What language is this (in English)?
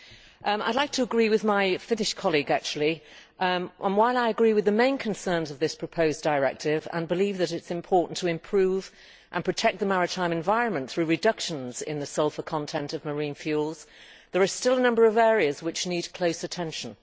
English